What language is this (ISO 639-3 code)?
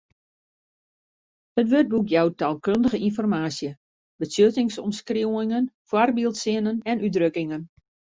fry